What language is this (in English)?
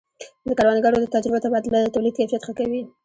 Pashto